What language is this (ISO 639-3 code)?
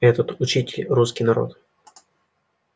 rus